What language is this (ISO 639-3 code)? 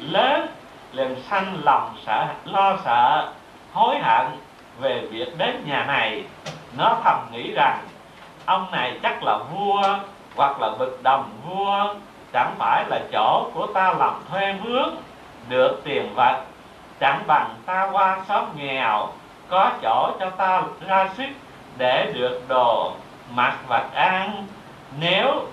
vie